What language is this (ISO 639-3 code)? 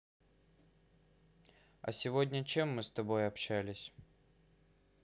rus